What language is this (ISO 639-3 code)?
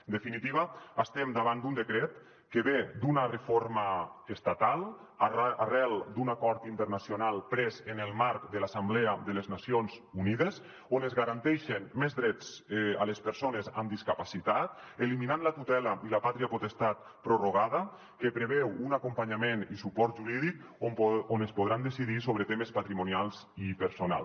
cat